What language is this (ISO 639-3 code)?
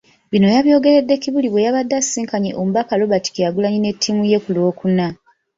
lug